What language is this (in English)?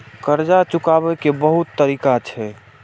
Maithili